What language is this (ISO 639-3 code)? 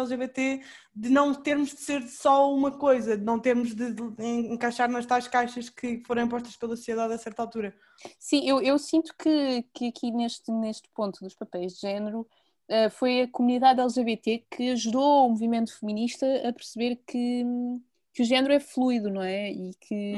por